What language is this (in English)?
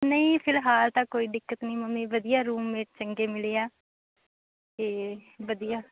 Punjabi